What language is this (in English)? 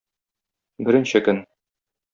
Tatar